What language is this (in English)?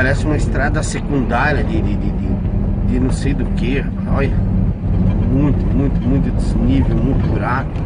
Portuguese